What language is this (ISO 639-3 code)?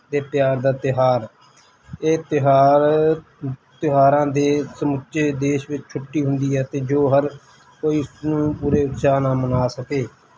pan